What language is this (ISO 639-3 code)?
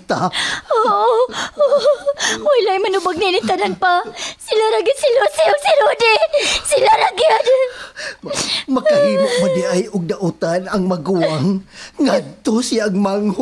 fil